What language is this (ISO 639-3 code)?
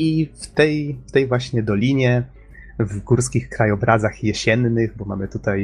pol